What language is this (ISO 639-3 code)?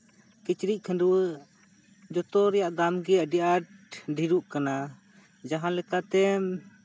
sat